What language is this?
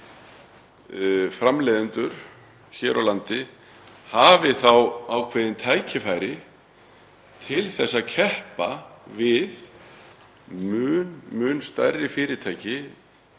Icelandic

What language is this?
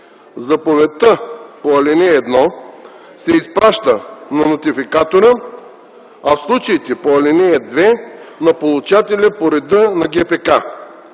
Bulgarian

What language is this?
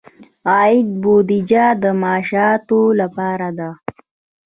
Pashto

